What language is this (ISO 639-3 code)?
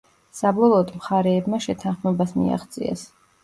kat